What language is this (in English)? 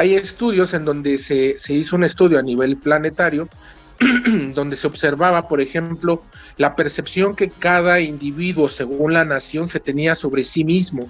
Spanish